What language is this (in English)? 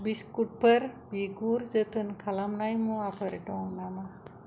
Bodo